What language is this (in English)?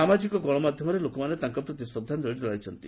Odia